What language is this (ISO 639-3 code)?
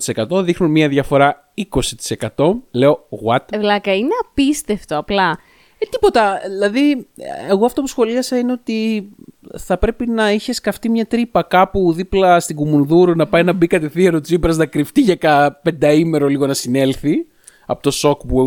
ell